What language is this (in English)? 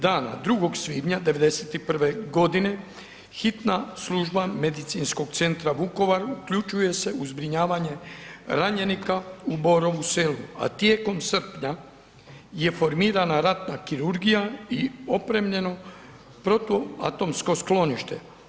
Croatian